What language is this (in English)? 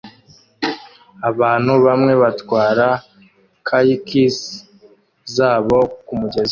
Kinyarwanda